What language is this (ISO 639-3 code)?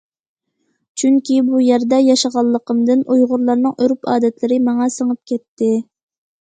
uig